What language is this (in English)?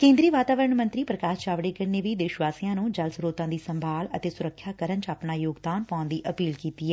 Punjabi